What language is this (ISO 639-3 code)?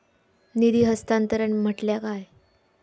mar